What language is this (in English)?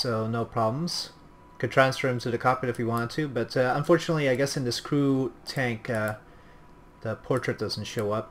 English